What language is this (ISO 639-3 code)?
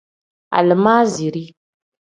kdh